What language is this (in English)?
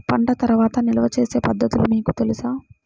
Telugu